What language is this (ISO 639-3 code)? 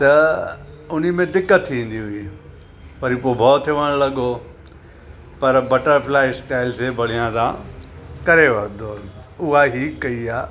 snd